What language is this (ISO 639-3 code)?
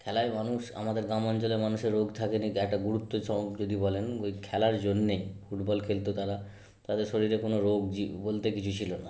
ben